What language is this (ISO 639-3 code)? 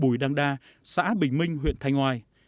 vie